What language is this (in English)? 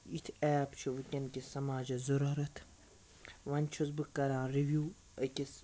Kashmiri